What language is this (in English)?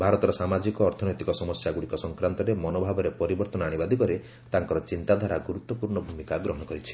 Odia